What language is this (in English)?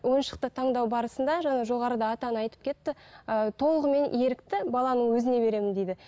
Kazakh